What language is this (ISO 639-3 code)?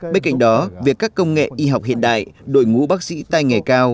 vie